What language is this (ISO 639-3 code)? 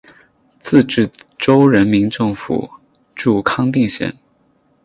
zho